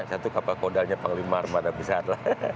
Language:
Indonesian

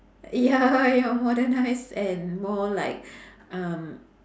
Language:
English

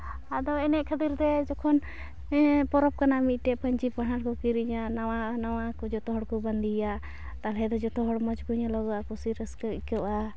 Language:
Santali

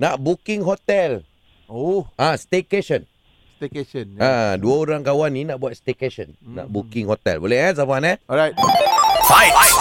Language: Malay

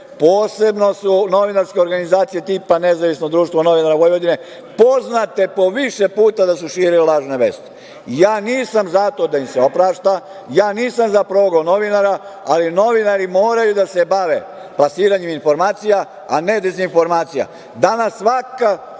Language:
Serbian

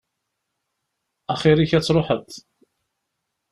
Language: Kabyle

